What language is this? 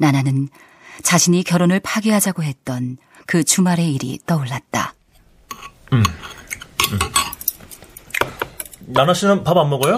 Korean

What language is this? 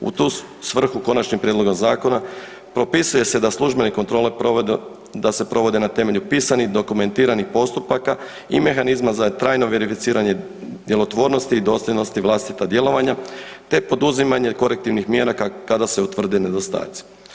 Croatian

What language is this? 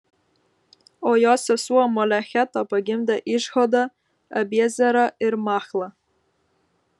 Lithuanian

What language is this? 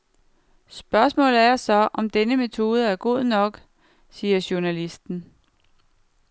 Danish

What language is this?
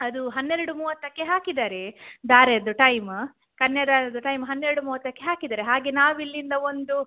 Kannada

